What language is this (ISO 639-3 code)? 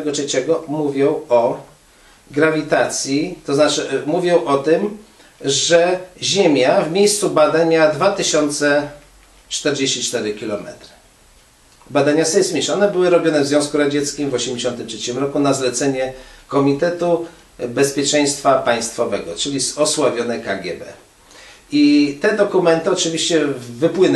pol